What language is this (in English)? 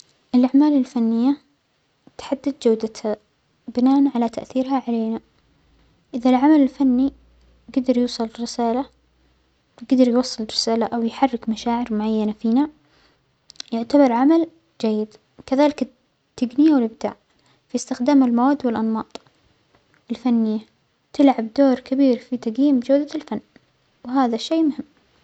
Omani Arabic